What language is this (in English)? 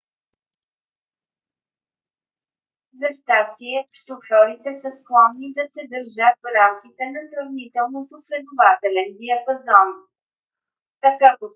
Bulgarian